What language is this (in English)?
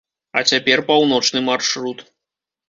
Belarusian